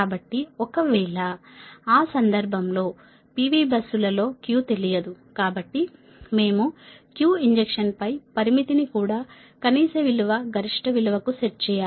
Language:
Telugu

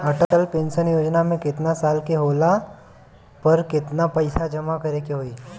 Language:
Bhojpuri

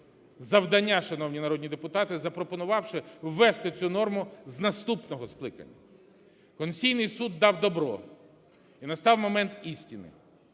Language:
Ukrainian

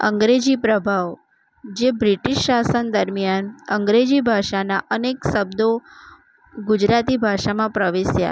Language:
Gujarati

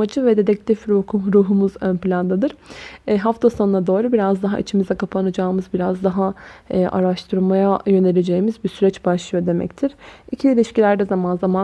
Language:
Turkish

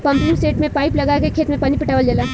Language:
Bhojpuri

